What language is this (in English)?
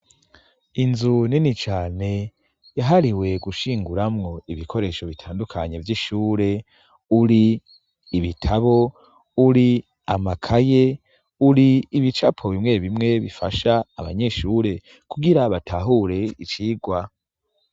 Rundi